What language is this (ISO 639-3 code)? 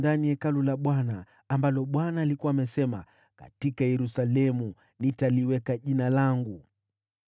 swa